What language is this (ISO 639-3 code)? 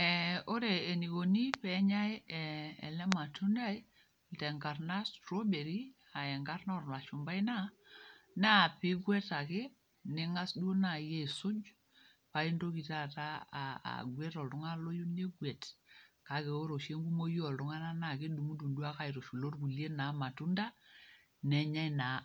mas